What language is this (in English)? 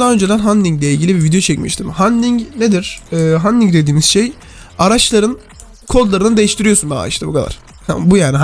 Turkish